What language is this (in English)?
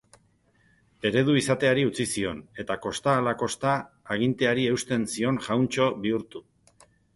Basque